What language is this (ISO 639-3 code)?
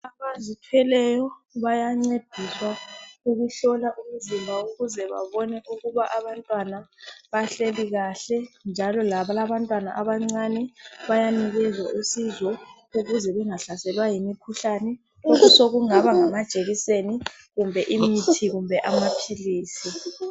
nde